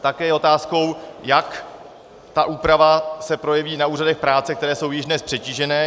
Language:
Czech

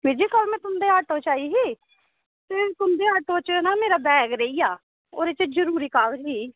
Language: Dogri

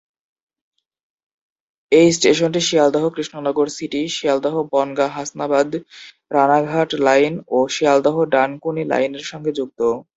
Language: Bangla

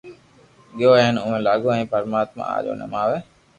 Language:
Loarki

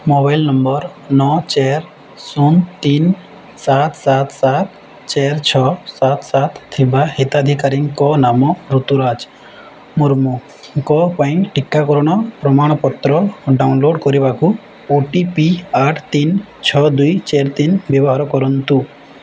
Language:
Odia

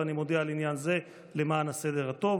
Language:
Hebrew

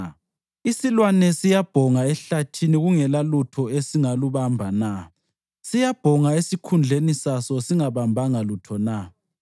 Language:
North Ndebele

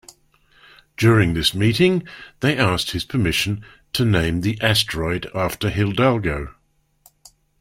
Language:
English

